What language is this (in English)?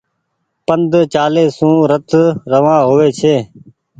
Goaria